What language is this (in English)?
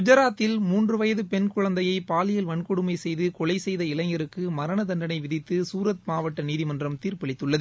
Tamil